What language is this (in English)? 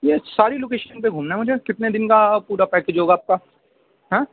Urdu